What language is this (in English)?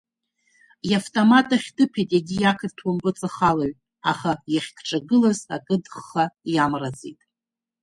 Abkhazian